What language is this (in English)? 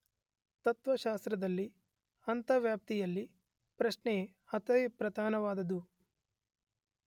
Kannada